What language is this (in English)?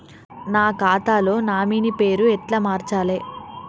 Telugu